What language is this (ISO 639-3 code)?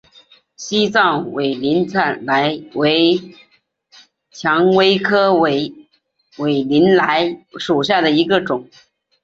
zho